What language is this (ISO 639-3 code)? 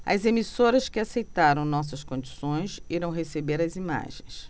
por